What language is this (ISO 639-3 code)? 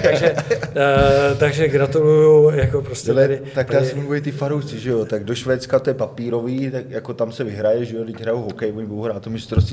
ces